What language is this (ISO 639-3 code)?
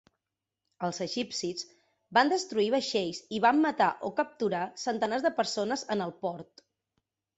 cat